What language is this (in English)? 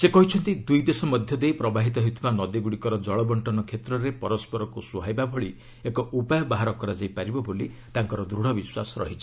Odia